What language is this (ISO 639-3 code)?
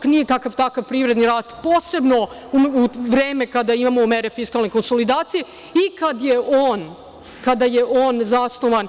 srp